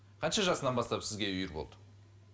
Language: Kazakh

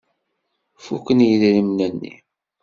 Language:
Kabyle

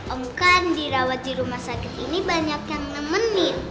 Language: Indonesian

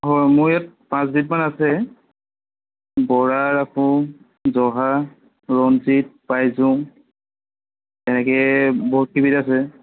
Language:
Assamese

